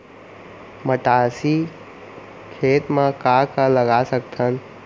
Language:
Chhattisgarhi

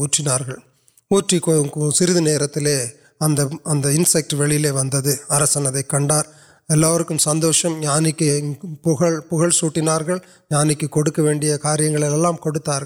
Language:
Urdu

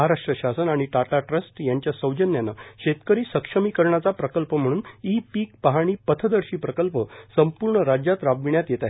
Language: Marathi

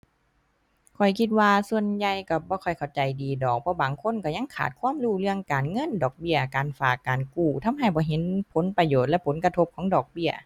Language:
Thai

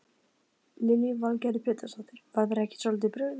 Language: Icelandic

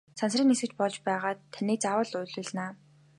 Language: Mongolian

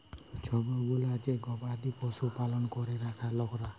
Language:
Bangla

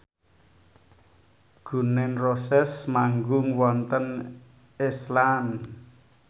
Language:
Javanese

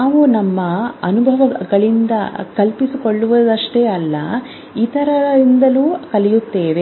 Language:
Kannada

